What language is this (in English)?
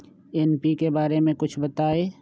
Magahi